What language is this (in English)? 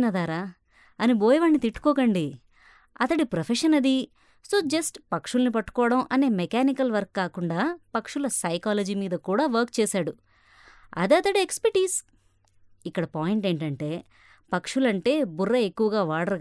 Telugu